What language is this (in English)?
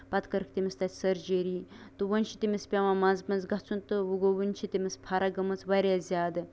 Kashmiri